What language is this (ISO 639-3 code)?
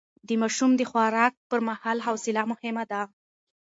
pus